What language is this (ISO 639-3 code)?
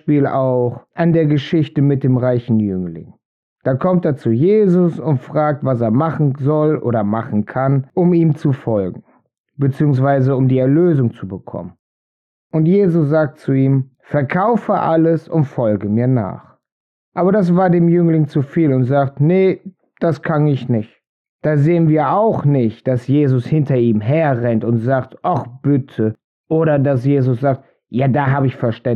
deu